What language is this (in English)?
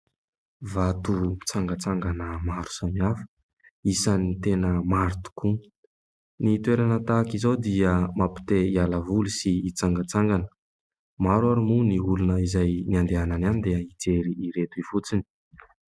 Malagasy